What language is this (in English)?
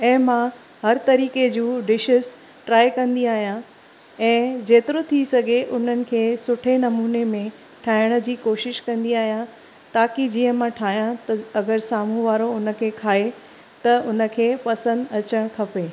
Sindhi